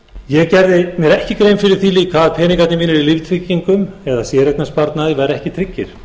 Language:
Icelandic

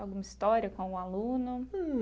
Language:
Portuguese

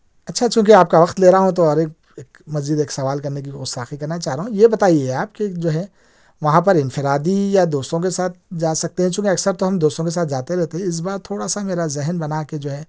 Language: Urdu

